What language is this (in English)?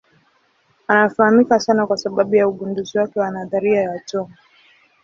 Swahili